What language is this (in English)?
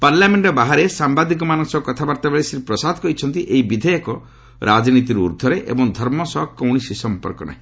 Odia